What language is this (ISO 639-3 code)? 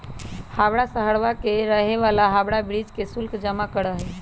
mag